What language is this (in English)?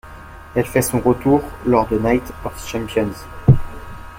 French